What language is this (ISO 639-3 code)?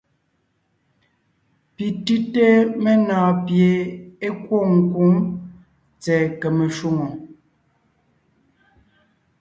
nnh